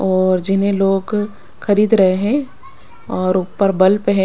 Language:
Hindi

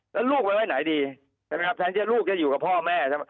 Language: Thai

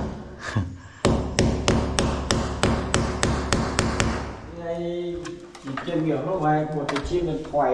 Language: Vietnamese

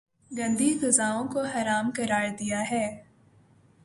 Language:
Urdu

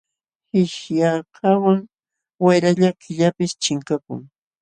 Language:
Jauja Wanca Quechua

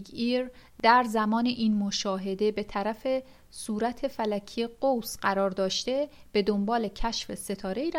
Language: Persian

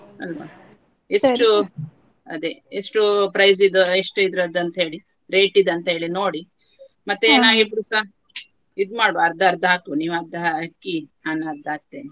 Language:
Kannada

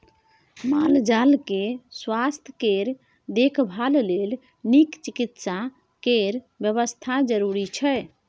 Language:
Maithili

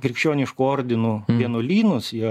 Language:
Lithuanian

